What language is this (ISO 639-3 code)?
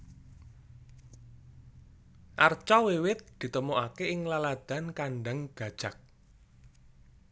jav